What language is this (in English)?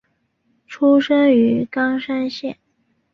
Chinese